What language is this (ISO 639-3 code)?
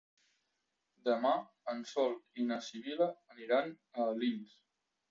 cat